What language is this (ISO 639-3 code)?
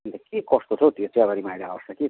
nep